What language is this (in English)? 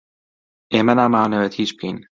Central Kurdish